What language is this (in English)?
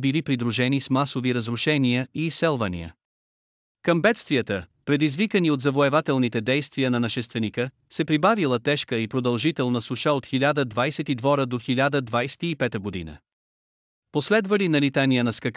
Bulgarian